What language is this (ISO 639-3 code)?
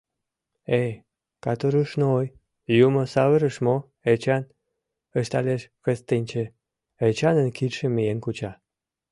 chm